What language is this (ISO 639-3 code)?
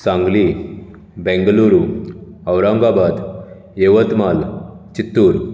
kok